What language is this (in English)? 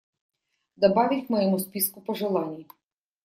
Russian